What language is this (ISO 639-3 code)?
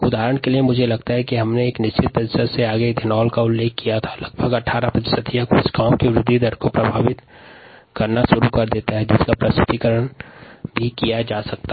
hin